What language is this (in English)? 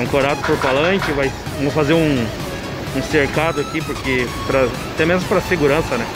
Portuguese